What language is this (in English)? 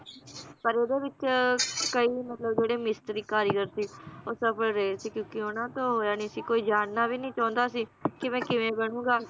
Punjabi